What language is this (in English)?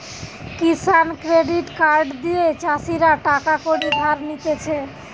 Bangla